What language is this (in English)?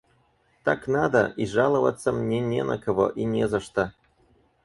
Russian